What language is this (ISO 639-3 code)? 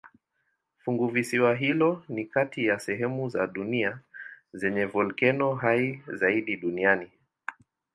swa